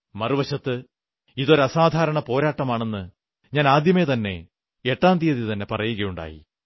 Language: Malayalam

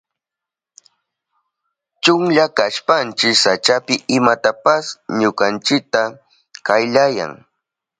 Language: Southern Pastaza Quechua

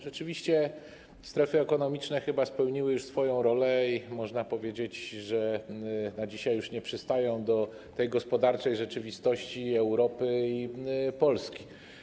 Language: Polish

